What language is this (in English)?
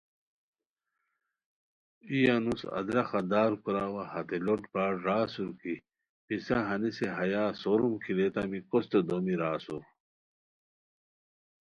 Khowar